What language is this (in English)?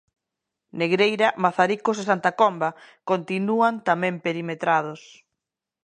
Galician